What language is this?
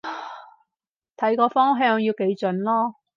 Cantonese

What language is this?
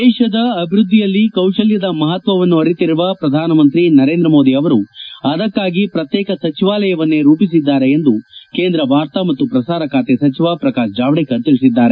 Kannada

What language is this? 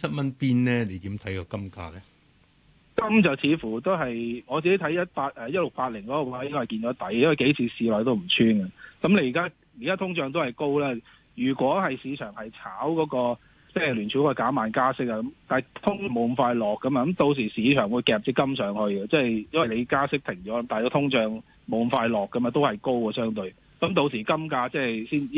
Chinese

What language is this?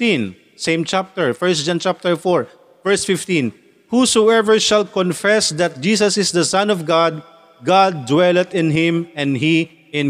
Filipino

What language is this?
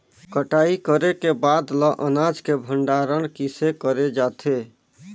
Chhattisgarhi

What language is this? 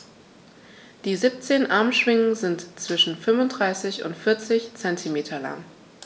German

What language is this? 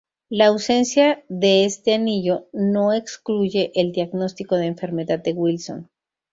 Spanish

